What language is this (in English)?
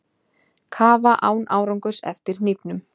Icelandic